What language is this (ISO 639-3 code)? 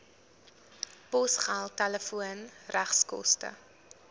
afr